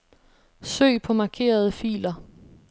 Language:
Danish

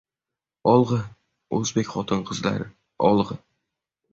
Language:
Uzbek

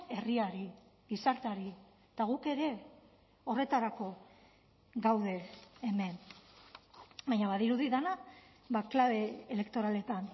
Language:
Basque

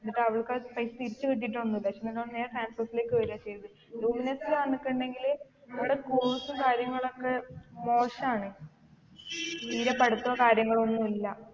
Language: Malayalam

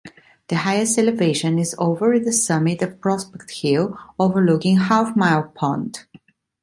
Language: English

